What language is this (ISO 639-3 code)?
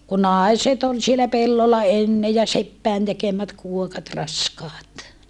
fin